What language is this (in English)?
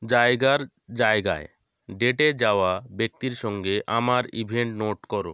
Bangla